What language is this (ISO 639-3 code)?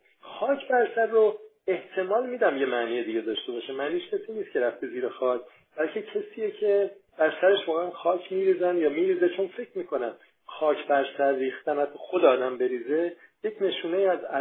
fas